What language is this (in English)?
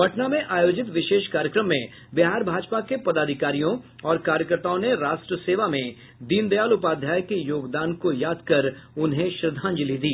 Hindi